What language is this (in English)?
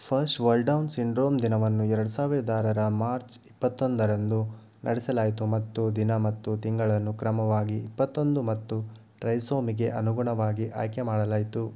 Kannada